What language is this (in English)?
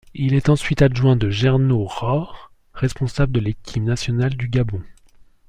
French